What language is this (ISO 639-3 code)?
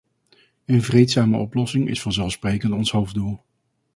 nld